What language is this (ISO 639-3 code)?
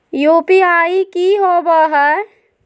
mag